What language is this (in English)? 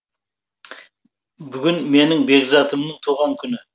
Kazakh